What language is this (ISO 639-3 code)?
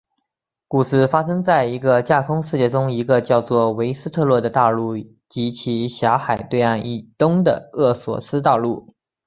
zho